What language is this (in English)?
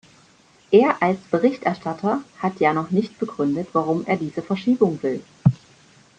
German